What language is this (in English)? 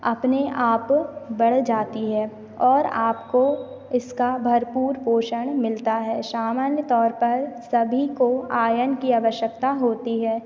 Hindi